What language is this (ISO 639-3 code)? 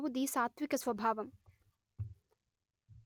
tel